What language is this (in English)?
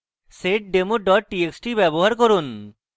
Bangla